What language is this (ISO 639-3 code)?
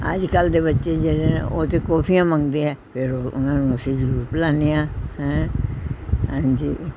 pan